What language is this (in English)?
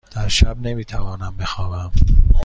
Persian